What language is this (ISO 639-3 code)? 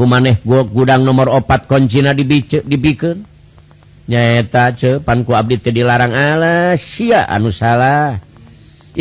ind